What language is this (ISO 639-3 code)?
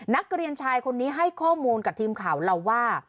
tha